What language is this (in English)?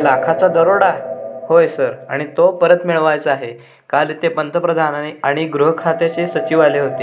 Marathi